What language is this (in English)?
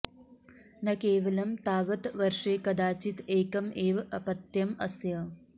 Sanskrit